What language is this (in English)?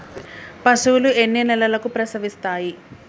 Telugu